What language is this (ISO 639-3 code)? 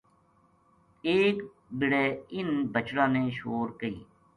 gju